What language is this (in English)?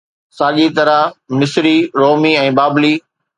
Sindhi